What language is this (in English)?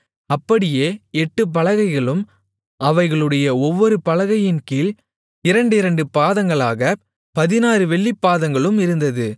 Tamil